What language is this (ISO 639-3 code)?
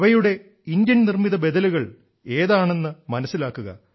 mal